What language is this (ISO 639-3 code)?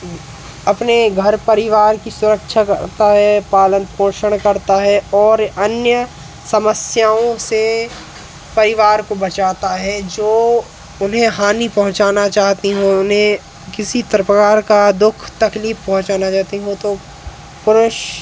hin